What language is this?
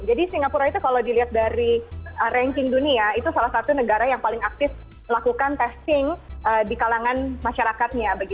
Indonesian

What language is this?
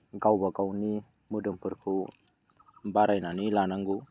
Bodo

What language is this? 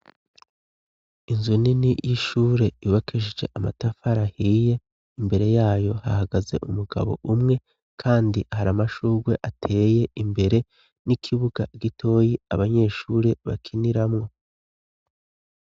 Rundi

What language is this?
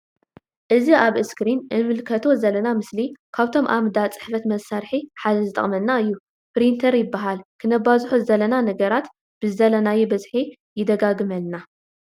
Tigrinya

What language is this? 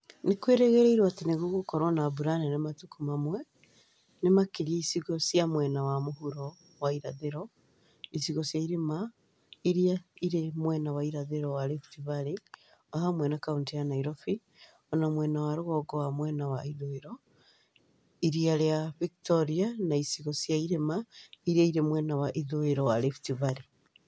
Kikuyu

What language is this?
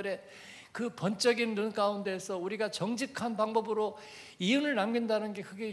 Korean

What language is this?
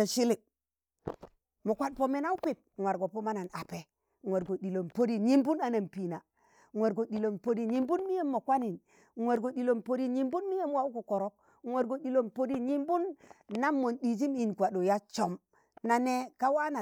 Tangale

